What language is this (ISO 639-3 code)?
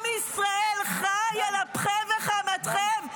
heb